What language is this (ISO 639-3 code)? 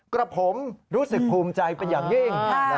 tha